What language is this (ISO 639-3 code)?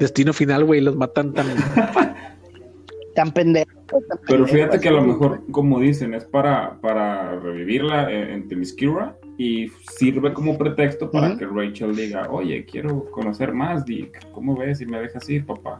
spa